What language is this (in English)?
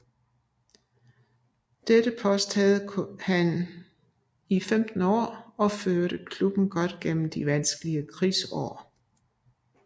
Danish